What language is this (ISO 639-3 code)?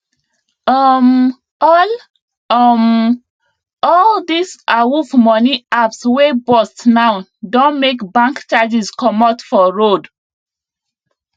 pcm